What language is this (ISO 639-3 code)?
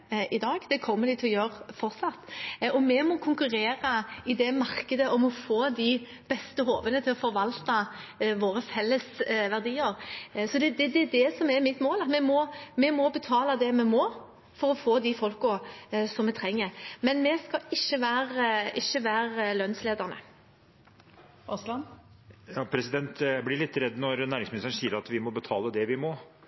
nor